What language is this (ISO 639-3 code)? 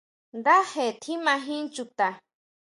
mau